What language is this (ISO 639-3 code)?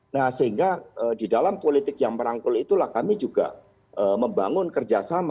ind